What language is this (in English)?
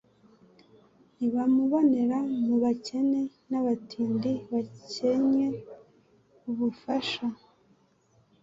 Kinyarwanda